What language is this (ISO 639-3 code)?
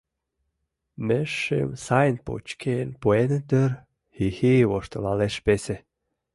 chm